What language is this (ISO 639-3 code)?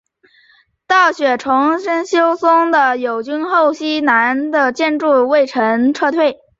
zho